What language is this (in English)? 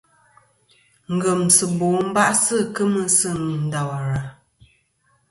Kom